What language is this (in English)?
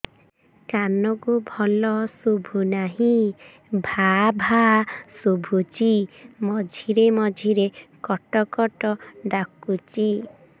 Odia